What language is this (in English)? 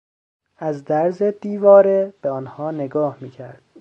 Persian